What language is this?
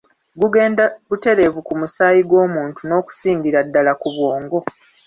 Ganda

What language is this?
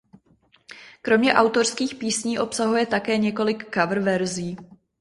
Czech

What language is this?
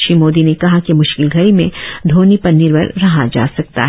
Hindi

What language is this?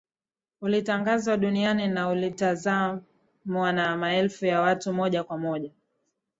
Swahili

